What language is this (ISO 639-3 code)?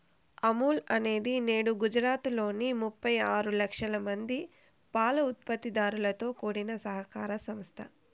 tel